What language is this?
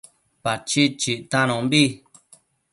Matsés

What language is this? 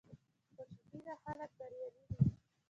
Pashto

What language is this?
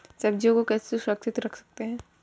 Hindi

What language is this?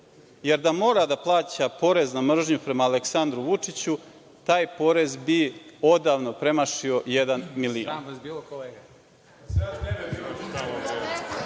Serbian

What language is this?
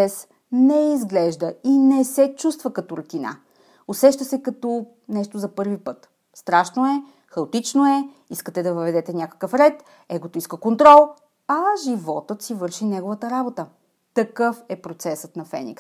Bulgarian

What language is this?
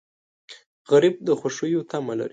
Pashto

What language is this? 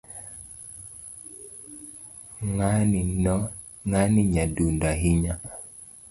Luo (Kenya and Tanzania)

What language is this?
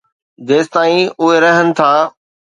Sindhi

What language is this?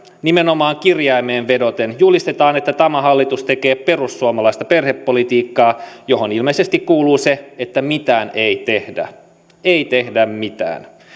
Finnish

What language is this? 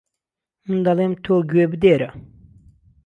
Central Kurdish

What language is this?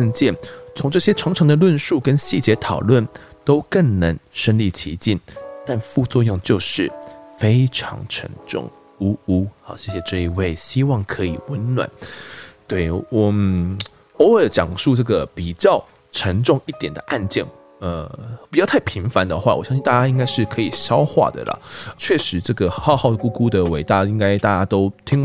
Chinese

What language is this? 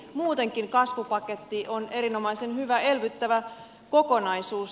Finnish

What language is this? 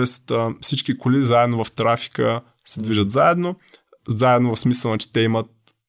Bulgarian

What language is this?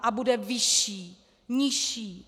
Czech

